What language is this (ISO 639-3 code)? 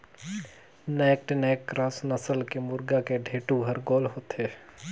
hne